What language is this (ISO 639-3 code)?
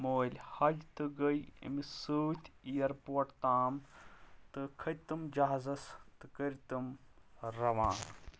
kas